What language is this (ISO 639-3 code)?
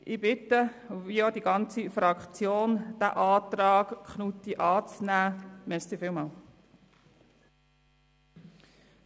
gsw